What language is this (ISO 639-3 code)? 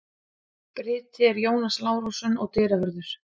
isl